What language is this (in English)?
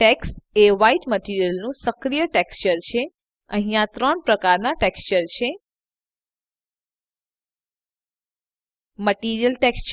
Dutch